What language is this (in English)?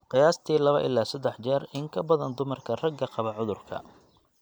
Somali